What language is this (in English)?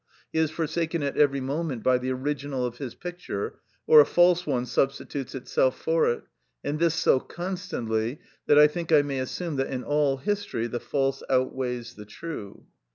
English